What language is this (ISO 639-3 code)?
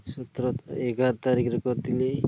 ori